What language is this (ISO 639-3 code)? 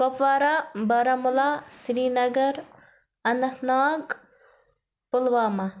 kas